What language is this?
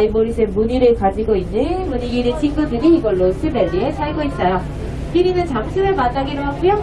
Korean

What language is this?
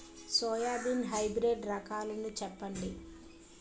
Telugu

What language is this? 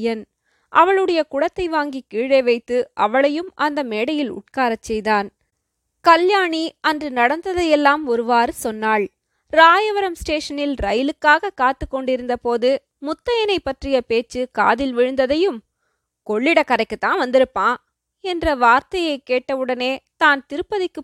Tamil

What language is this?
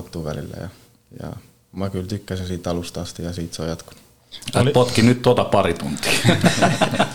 Finnish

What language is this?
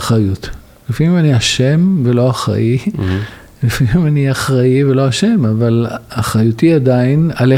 Hebrew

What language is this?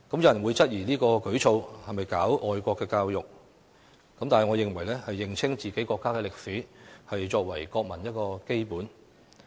Cantonese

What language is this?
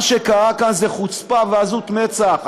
Hebrew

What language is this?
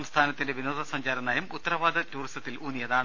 Malayalam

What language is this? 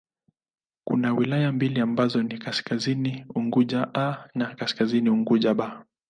Swahili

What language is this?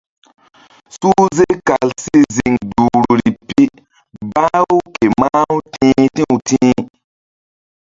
Mbum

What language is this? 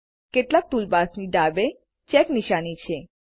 Gujarati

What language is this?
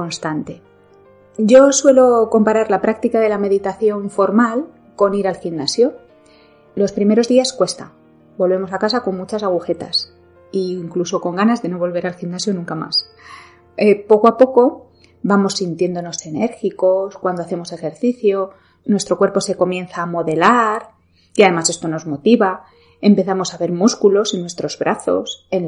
Spanish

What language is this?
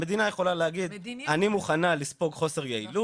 Hebrew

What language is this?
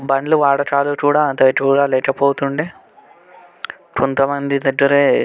Telugu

